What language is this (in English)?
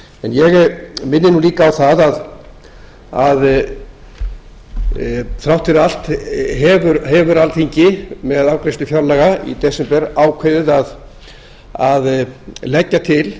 Icelandic